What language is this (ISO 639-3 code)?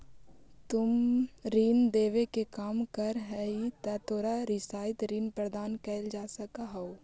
mag